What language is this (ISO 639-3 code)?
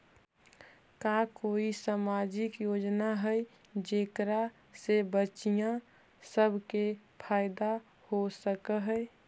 mag